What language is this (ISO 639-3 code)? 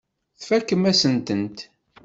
kab